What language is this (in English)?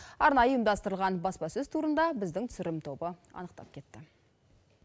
Kazakh